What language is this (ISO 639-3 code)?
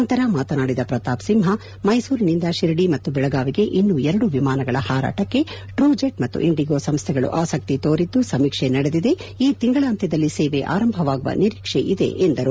kan